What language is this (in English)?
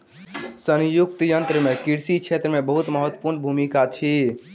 Maithili